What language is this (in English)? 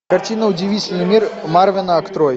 Russian